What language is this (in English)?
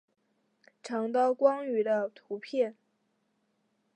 Chinese